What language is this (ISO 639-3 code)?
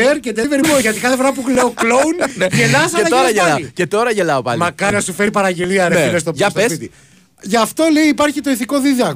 ell